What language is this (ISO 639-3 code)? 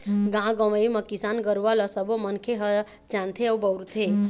hne